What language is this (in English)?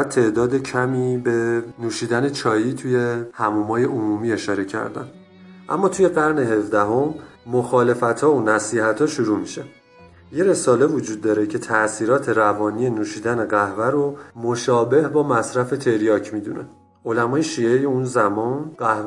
Persian